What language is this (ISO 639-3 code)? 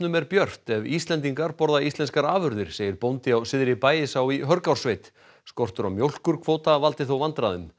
isl